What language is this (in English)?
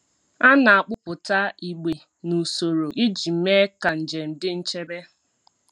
Igbo